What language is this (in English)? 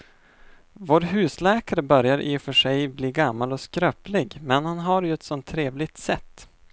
Swedish